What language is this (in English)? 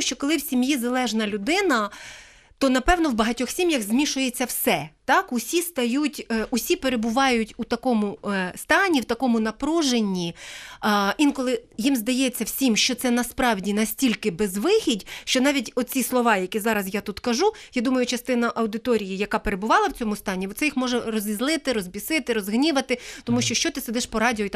Ukrainian